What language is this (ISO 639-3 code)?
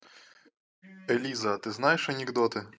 rus